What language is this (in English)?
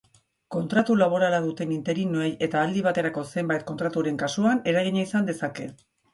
Basque